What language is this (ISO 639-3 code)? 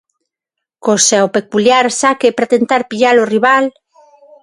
glg